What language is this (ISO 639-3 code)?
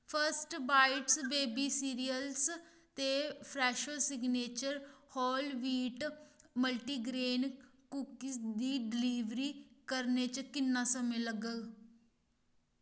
doi